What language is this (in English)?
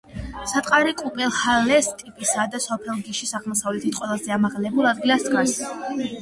Georgian